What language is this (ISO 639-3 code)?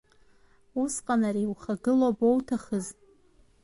abk